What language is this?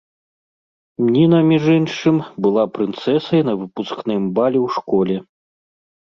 Belarusian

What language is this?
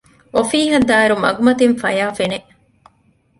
Divehi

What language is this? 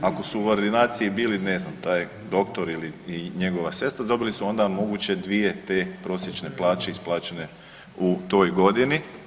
Croatian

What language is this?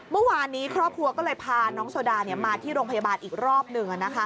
Thai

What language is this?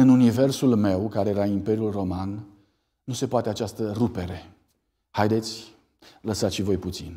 Romanian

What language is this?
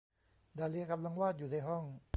Thai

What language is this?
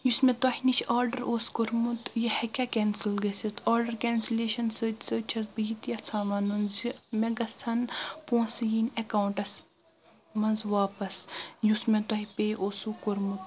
Kashmiri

